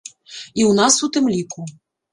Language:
Belarusian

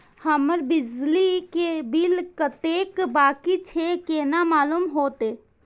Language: Maithili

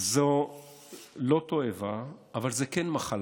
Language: Hebrew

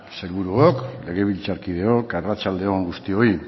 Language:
Basque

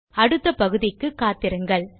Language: Tamil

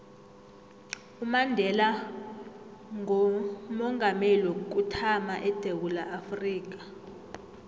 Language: South Ndebele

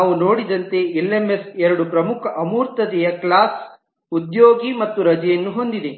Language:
Kannada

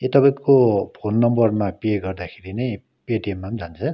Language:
Nepali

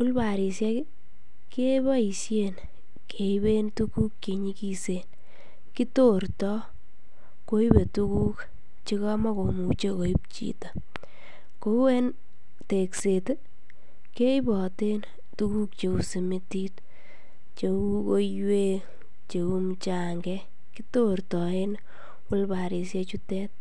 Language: Kalenjin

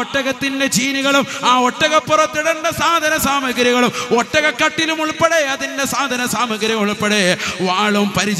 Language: Arabic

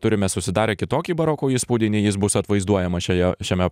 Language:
Lithuanian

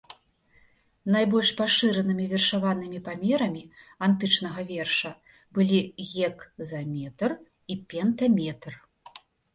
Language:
Belarusian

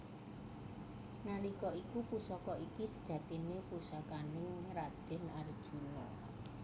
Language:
Javanese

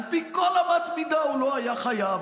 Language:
Hebrew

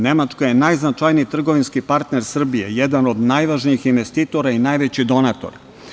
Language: Serbian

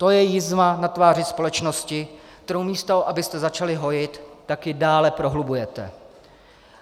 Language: Czech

